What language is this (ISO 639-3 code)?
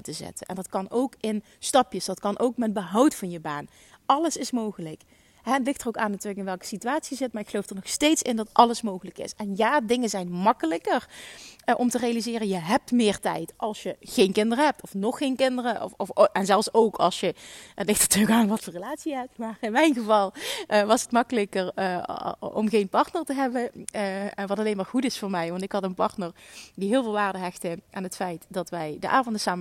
nld